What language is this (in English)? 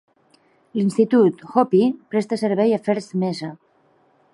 Catalan